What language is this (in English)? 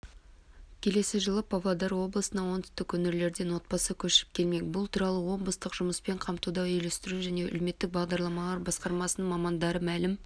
Kazakh